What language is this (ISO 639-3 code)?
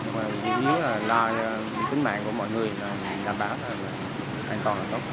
vie